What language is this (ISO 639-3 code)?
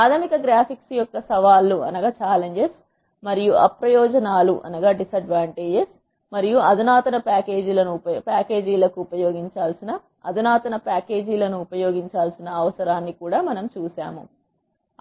tel